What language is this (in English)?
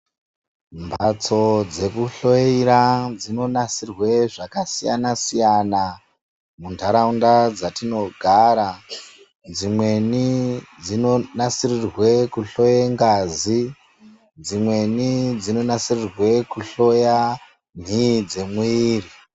Ndau